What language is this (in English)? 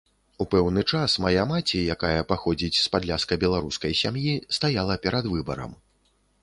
Belarusian